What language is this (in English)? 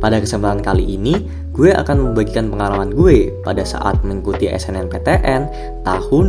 Indonesian